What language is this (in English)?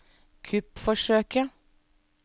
Norwegian